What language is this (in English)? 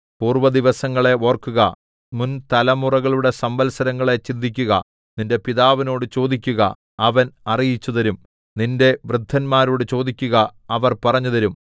Malayalam